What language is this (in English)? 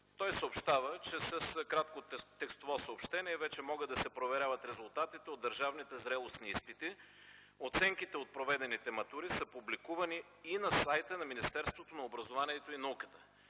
Bulgarian